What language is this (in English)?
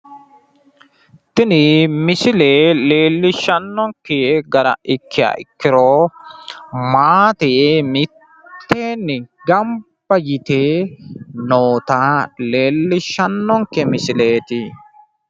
Sidamo